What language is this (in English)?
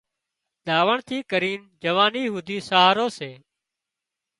Wadiyara Koli